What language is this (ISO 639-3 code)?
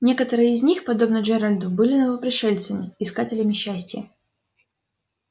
rus